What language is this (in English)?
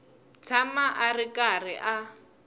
Tsonga